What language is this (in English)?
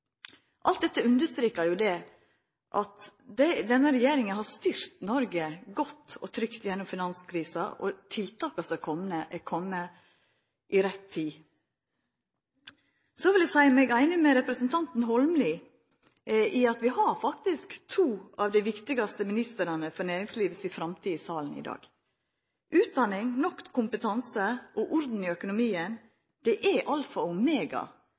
Norwegian Nynorsk